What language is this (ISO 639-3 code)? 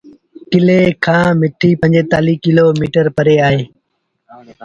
sbn